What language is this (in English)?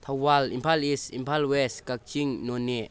Manipuri